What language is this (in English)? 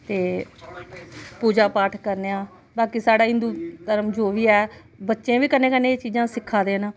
Dogri